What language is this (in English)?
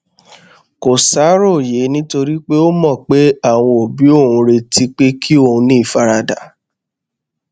Yoruba